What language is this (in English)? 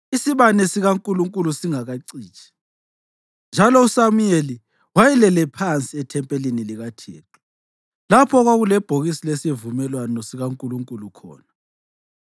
North Ndebele